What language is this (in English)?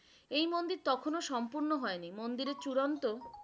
Bangla